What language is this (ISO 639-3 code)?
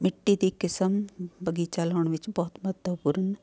pan